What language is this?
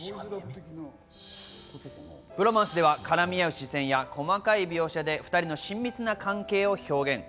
Japanese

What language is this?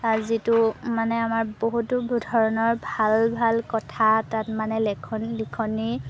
Assamese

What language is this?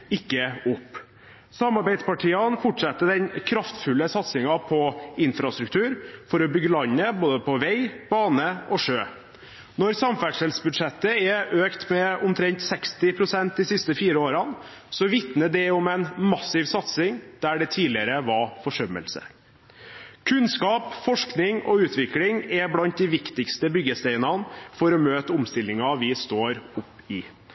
Norwegian Bokmål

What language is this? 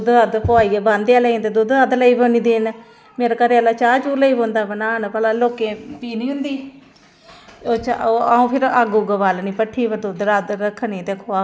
Dogri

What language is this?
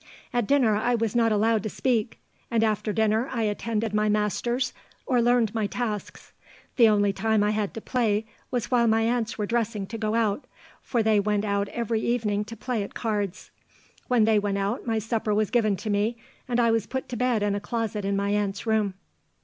English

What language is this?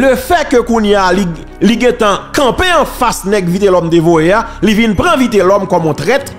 French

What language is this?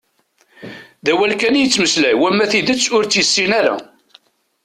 Kabyle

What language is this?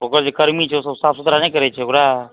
Maithili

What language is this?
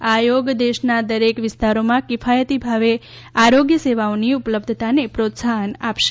Gujarati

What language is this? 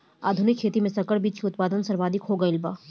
Bhojpuri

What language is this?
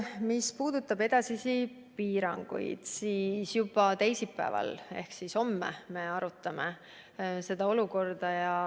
Estonian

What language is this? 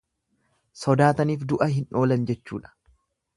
Oromo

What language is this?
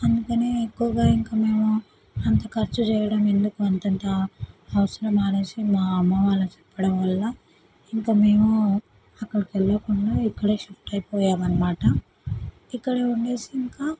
Telugu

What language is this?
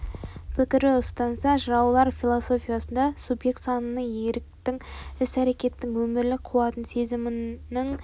Kazakh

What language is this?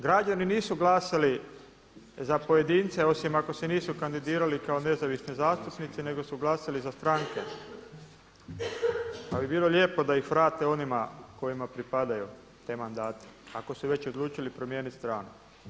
Croatian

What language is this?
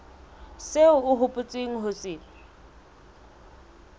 Southern Sotho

